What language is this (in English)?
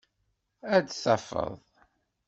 Kabyle